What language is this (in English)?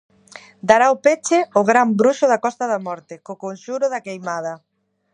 Galician